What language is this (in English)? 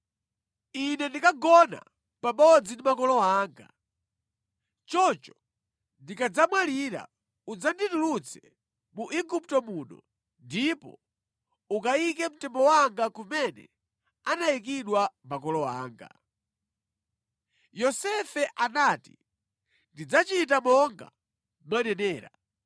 Nyanja